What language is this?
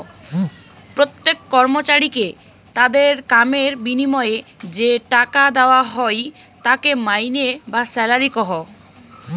Bangla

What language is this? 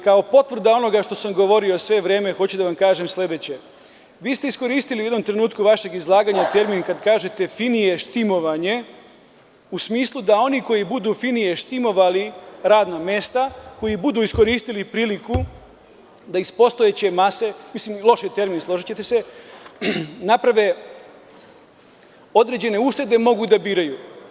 Serbian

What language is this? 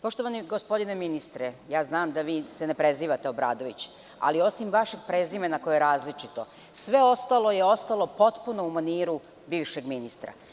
Serbian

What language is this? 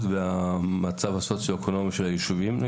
Hebrew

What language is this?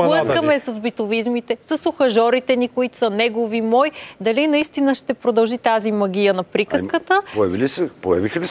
Bulgarian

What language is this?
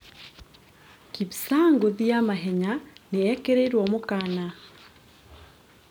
Kikuyu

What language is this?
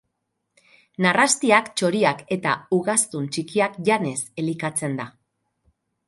Basque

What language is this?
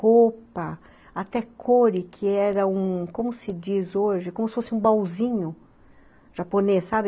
Portuguese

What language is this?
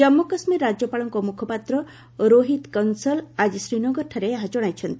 Odia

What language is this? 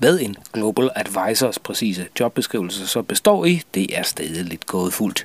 Danish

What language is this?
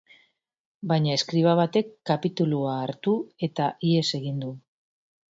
Basque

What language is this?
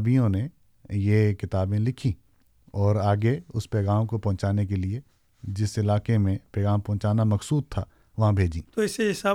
Urdu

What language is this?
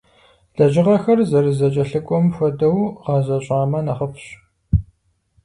Kabardian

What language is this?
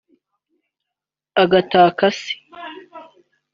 Kinyarwanda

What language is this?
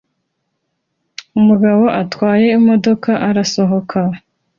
Kinyarwanda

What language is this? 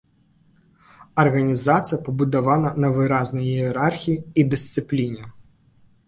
Belarusian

